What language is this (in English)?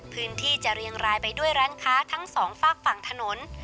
Thai